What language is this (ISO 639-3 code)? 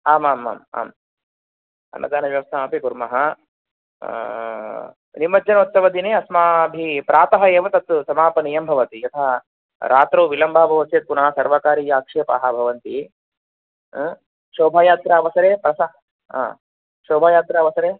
san